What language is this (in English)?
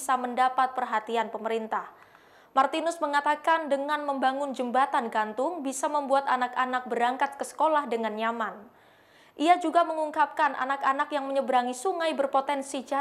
Indonesian